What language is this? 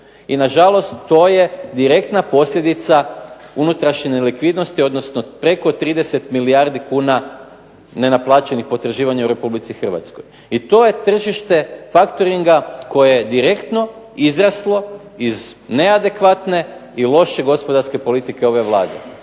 Croatian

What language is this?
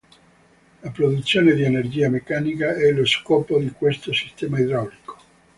Italian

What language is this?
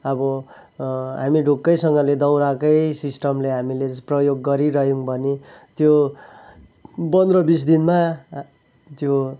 Nepali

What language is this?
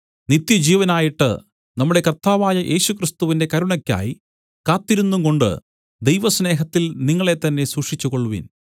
Malayalam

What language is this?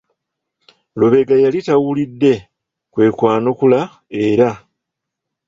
Ganda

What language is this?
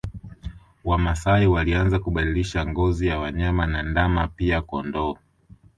Swahili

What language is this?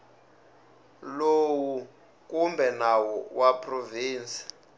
Tsonga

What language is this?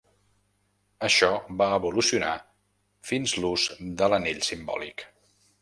Catalan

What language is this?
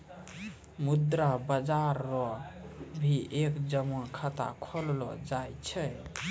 Maithili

